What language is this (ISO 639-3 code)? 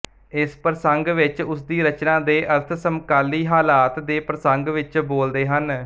pan